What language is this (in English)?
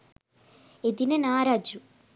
Sinhala